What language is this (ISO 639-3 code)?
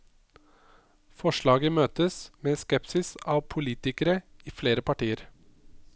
nor